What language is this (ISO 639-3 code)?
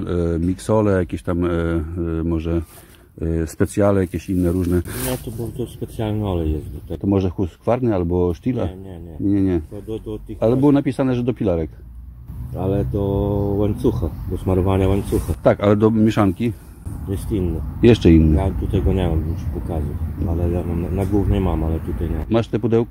pol